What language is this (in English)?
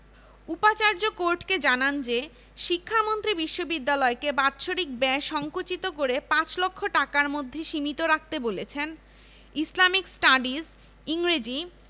Bangla